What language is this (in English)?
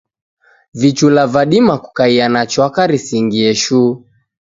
Taita